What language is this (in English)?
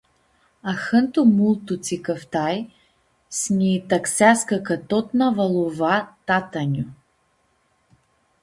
Aromanian